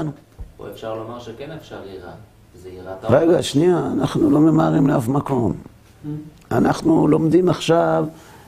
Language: Hebrew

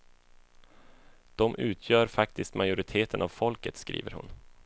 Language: Swedish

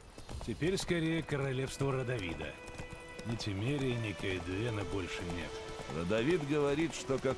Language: Russian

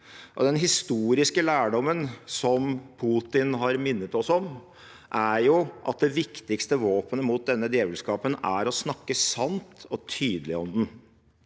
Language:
Norwegian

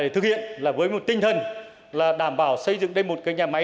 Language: Vietnamese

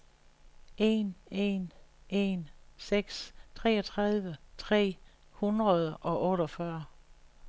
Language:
Danish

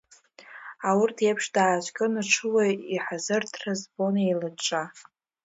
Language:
Abkhazian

